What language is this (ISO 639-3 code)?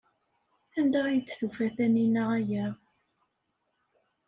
kab